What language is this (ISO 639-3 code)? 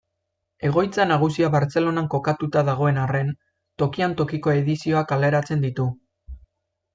eus